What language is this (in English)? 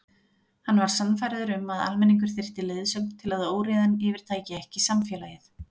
Icelandic